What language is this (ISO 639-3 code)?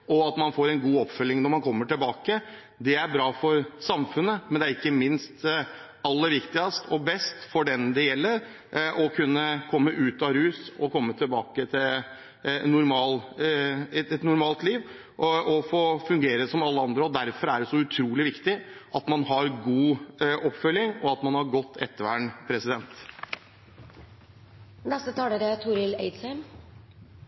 nor